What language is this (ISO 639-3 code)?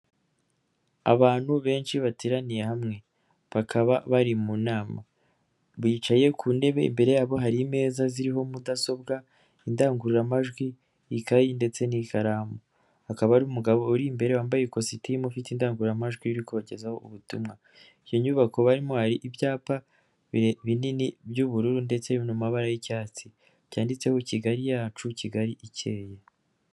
kin